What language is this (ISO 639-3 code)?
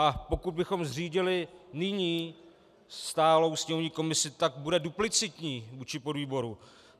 ces